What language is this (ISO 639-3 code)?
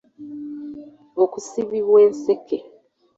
lug